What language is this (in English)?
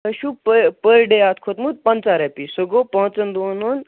Kashmiri